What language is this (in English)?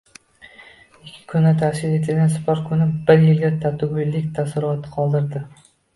Uzbek